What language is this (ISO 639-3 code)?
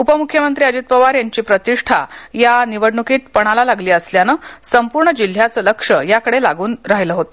mar